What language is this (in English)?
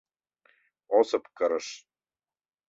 Mari